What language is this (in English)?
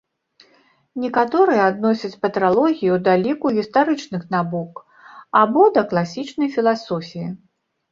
Belarusian